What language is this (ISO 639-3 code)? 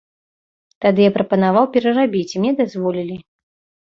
bel